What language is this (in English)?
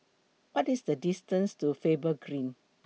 English